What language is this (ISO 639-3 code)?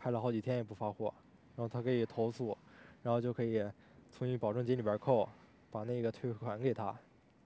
zho